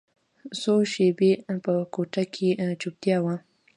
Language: Pashto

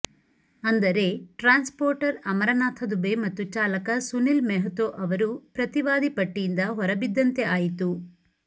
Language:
Kannada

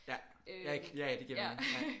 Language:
Danish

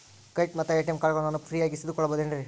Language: Kannada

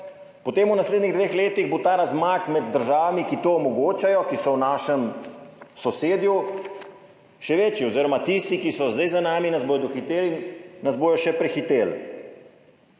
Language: Slovenian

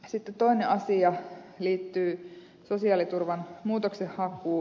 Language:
Finnish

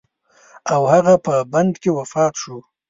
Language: Pashto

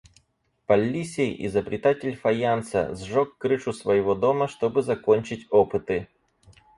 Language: Russian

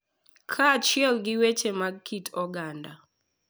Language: Luo (Kenya and Tanzania)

